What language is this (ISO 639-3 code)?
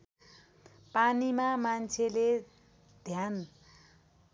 nep